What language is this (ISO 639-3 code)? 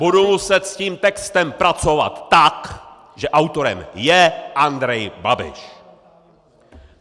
ces